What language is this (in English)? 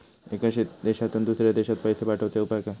Marathi